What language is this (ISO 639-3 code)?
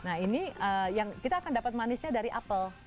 ind